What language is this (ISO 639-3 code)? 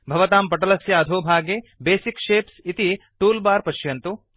san